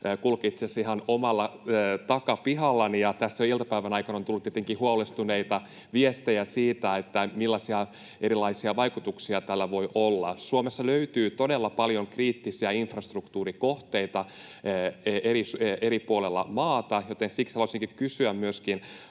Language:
Finnish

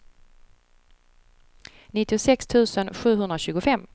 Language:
Swedish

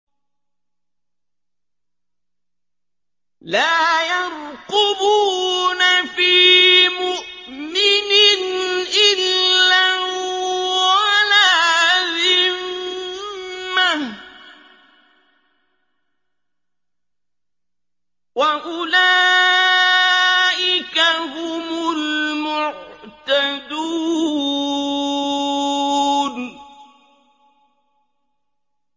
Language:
Arabic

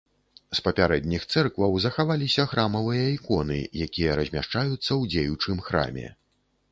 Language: Belarusian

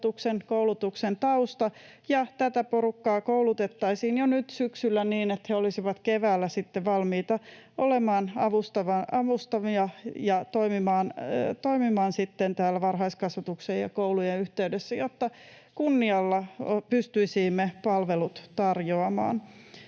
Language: Finnish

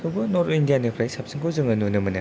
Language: Bodo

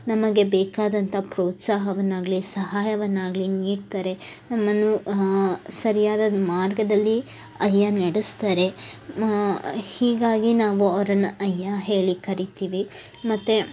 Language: Kannada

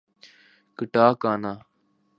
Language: Urdu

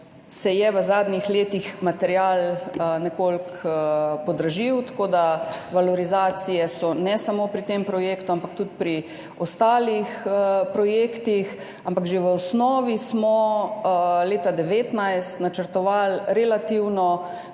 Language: Slovenian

